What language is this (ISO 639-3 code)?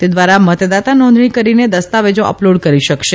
guj